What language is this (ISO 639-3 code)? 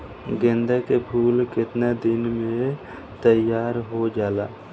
bho